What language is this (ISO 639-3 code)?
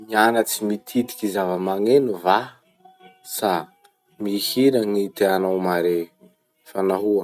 msh